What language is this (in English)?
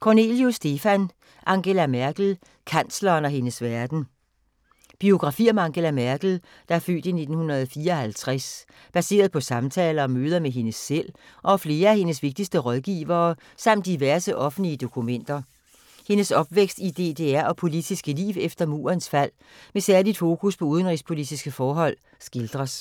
Danish